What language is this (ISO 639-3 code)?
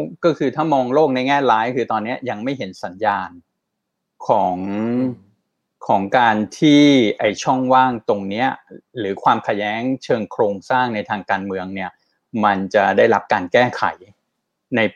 tha